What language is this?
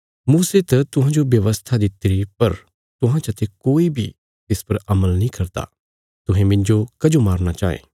Bilaspuri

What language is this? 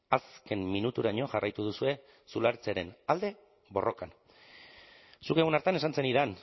Basque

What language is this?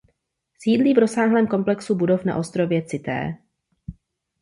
Czech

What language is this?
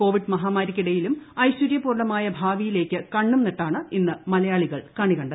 Malayalam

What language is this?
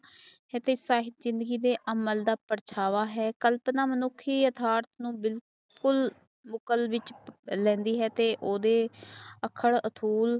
Punjabi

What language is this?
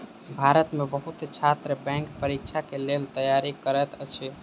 Maithili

